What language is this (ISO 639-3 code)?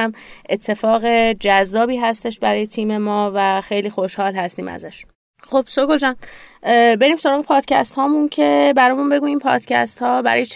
fas